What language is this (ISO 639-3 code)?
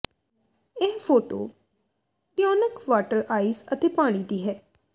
pan